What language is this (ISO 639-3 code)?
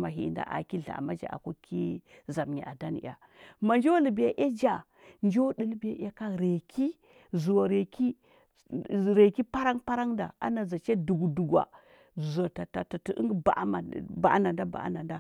hbb